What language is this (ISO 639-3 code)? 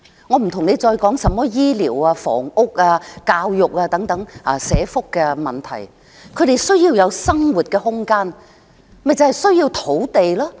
yue